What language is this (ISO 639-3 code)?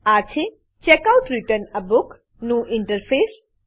guj